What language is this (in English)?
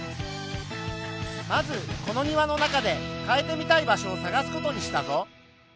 Japanese